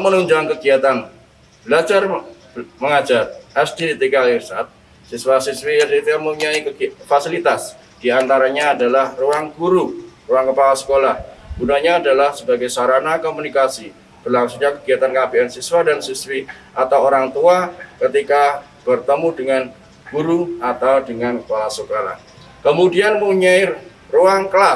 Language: Indonesian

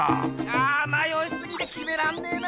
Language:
Japanese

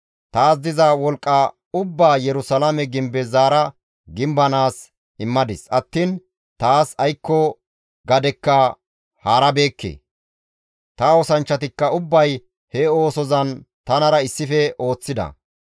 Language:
Gamo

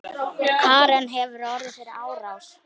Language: Icelandic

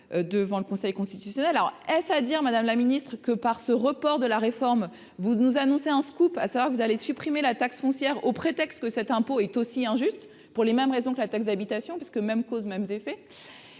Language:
French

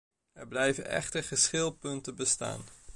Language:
Dutch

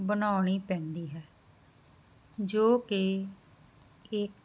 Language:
Punjabi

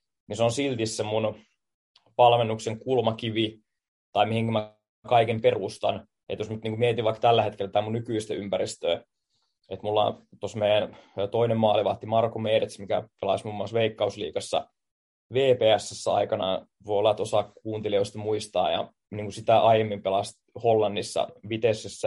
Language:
Finnish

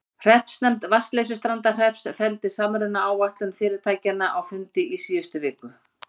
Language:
Icelandic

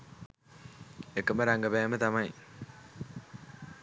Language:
Sinhala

